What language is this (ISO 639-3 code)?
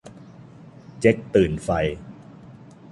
tha